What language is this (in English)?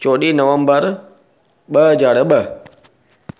Sindhi